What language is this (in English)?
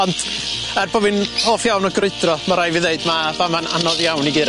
Welsh